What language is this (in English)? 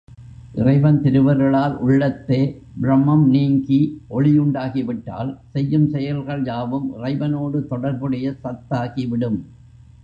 Tamil